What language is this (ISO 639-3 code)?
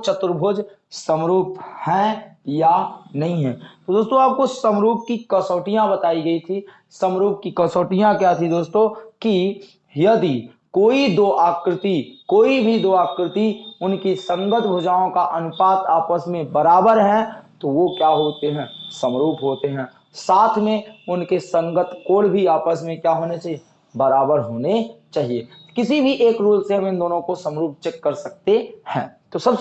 hin